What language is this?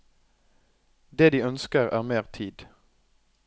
Norwegian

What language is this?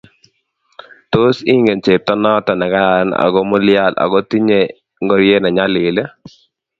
Kalenjin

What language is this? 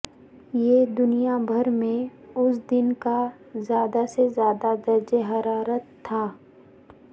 Urdu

